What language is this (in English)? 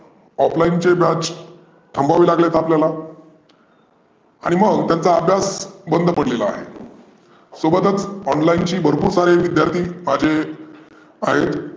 Marathi